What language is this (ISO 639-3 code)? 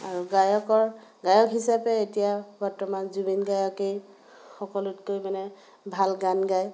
asm